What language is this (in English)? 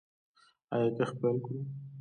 Pashto